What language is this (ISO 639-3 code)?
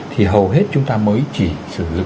vie